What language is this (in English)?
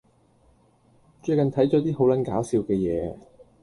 Cantonese